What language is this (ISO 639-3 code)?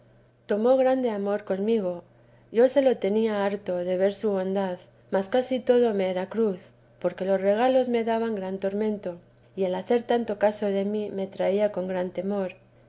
spa